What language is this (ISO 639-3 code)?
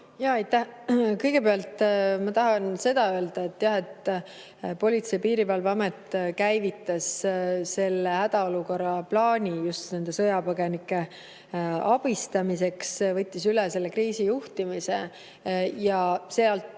est